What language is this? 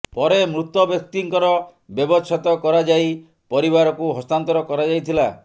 Odia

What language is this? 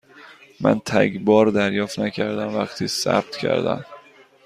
Persian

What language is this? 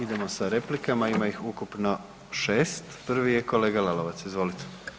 Croatian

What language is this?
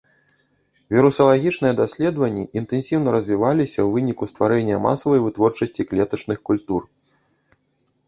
Belarusian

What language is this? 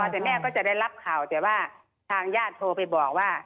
Thai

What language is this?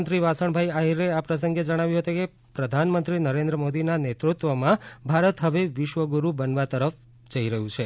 Gujarati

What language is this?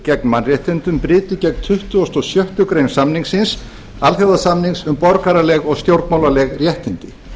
Icelandic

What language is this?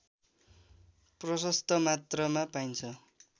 Nepali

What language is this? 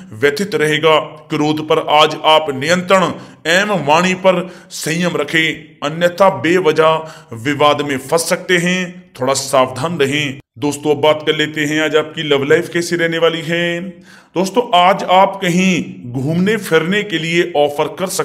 Hindi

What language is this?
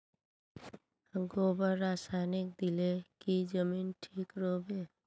Magahi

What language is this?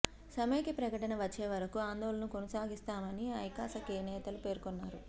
Telugu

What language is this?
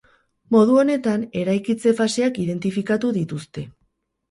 Basque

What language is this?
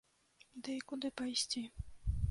Belarusian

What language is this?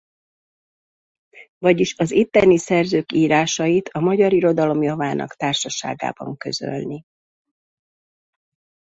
Hungarian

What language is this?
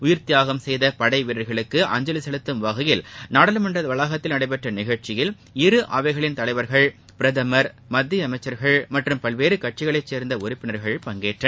Tamil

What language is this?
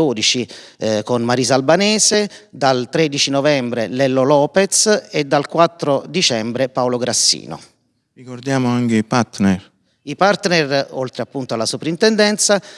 Italian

